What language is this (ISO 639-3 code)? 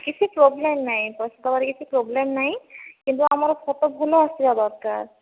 ori